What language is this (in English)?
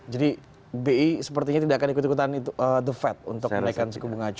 Indonesian